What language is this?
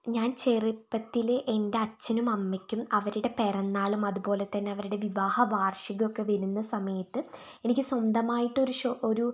Malayalam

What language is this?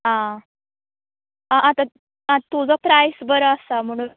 Konkani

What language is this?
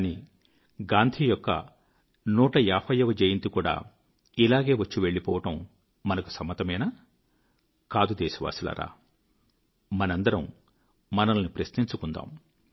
Telugu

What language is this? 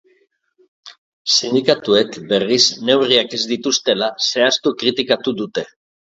Basque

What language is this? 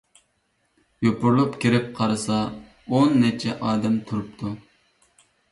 Uyghur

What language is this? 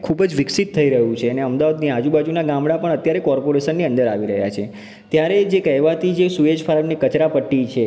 Gujarati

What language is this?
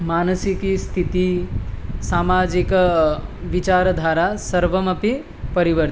Sanskrit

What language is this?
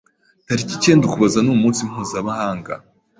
Kinyarwanda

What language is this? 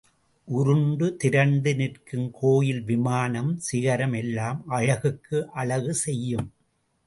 Tamil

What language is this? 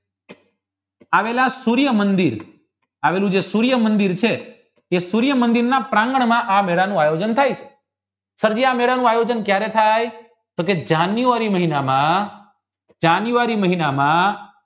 Gujarati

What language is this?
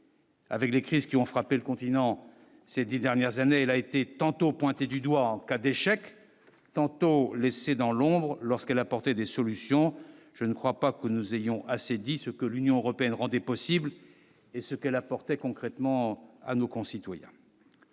French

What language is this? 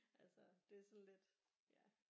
Danish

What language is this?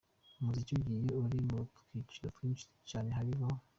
Kinyarwanda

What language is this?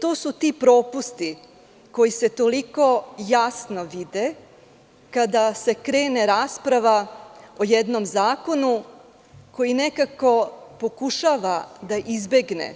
Serbian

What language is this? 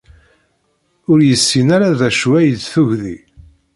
Kabyle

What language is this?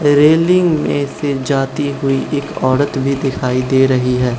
Hindi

